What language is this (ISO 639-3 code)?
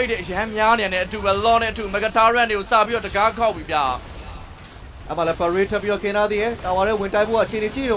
eng